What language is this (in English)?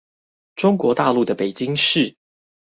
Chinese